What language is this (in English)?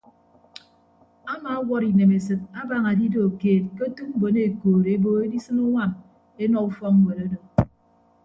Ibibio